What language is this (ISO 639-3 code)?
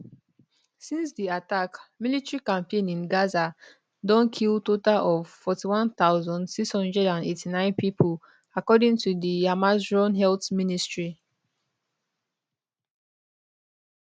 pcm